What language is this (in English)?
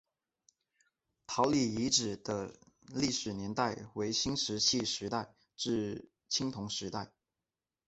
Chinese